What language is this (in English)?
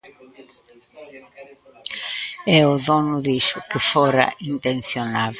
Galician